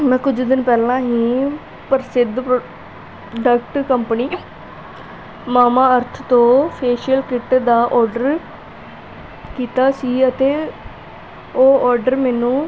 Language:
Punjabi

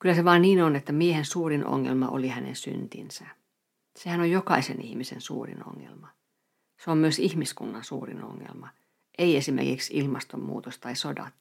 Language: Finnish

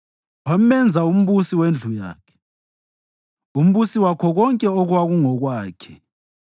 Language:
North Ndebele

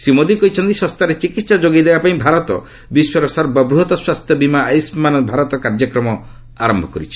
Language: Odia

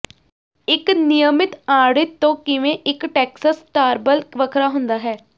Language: Punjabi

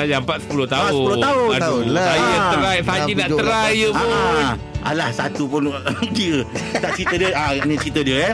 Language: Malay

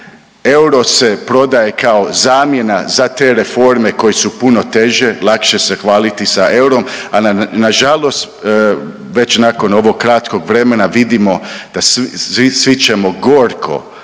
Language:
Croatian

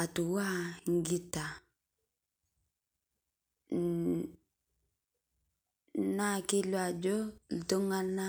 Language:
Masai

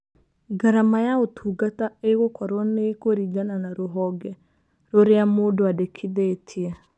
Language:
Kikuyu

